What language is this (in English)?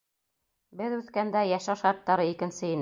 Bashkir